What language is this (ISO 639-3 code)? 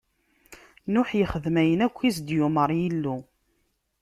kab